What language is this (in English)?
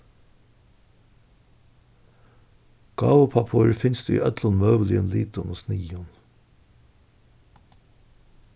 Faroese